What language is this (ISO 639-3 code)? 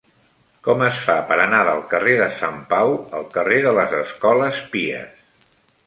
cat